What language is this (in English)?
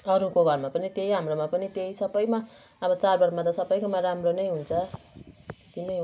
Nepali